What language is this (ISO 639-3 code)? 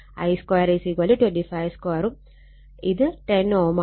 mal